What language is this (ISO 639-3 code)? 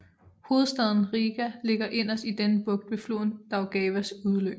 dan